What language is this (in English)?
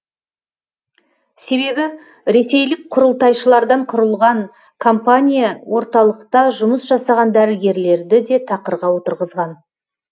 Kazakh